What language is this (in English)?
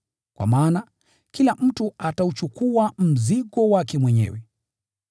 Swahili